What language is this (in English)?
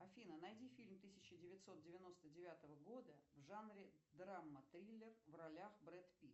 Russian